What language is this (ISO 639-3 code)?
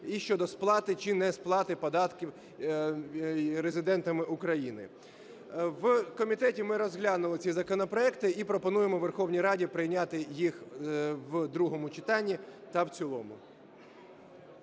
ukr